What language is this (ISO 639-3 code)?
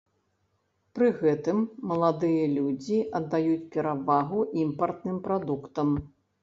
bel